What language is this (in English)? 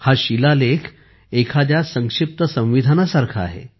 Marathi